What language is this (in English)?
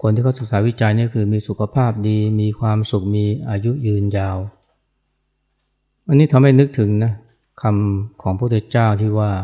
Thai